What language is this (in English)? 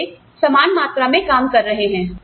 Hindi